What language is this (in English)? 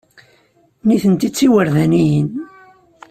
Kabyle